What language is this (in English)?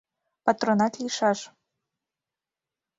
Mari